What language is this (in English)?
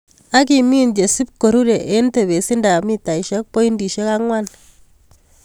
Kalenjin